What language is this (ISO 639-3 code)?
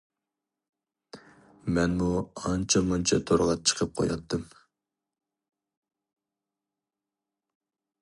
uig